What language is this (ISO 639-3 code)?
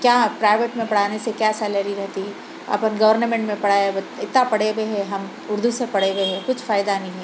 urd